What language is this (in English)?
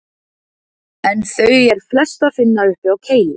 Icelandic